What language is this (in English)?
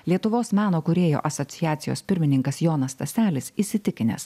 Lithuanian